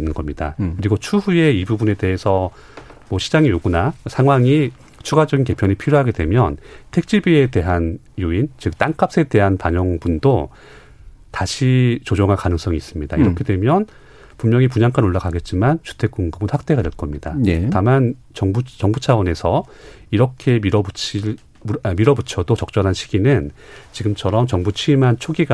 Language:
Korean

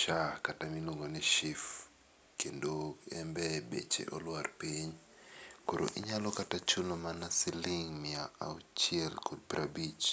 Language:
Luo (Kenya and Tanzania)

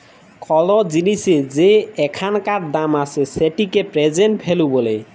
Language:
Bangla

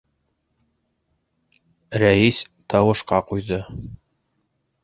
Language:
Bashkir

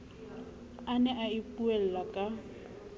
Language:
Southern Sotho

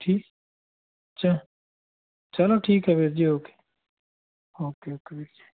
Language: Punjabi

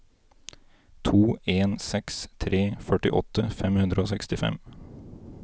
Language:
Norwegian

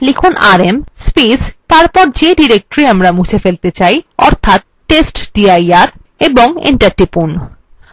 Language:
Bangla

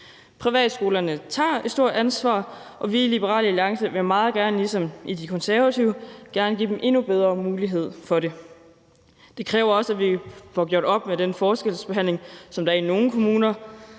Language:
Danish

